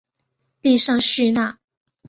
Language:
Chinese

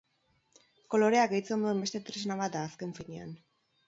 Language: Basque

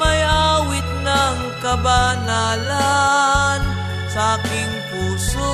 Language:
Filipino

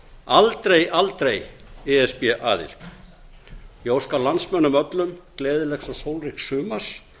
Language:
Icelandic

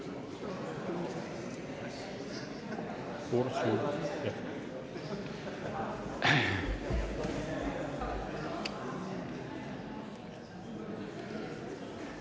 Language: Danish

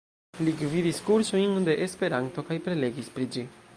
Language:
Esperanto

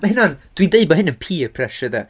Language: Welsh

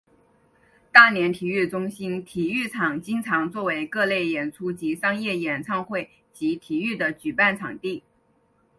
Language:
Chinese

